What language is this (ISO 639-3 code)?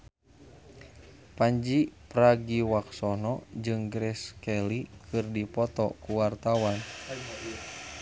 sun